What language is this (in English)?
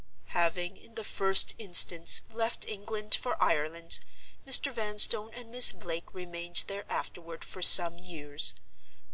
English